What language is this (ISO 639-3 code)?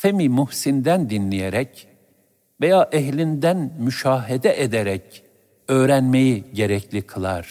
tur